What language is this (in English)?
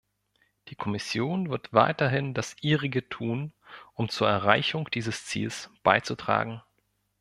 German